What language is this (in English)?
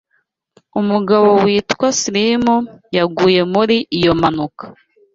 Kinyarwanda